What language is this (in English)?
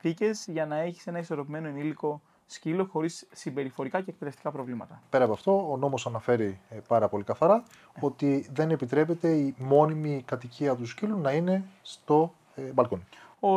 Greek